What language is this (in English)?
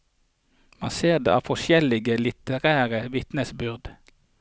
Norwegian